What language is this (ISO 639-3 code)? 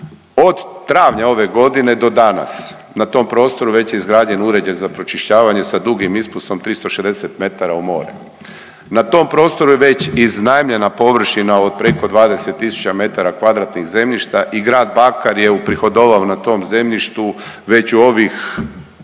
hrv